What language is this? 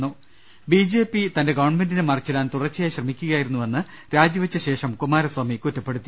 Malayalam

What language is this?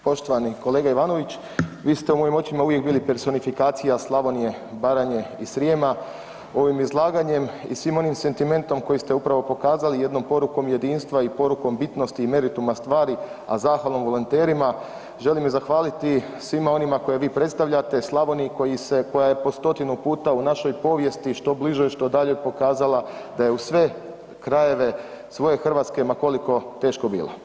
Croatian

